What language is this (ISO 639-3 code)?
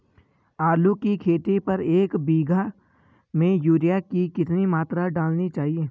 hin